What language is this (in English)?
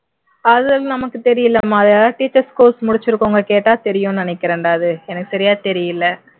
Tamil